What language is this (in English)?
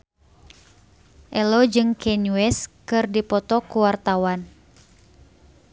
Sundanese